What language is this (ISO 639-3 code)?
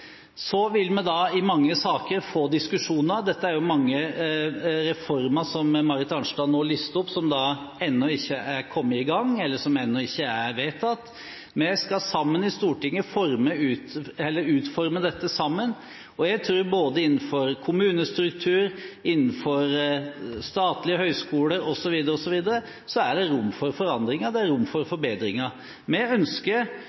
nob